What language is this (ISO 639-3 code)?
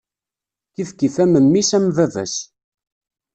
kab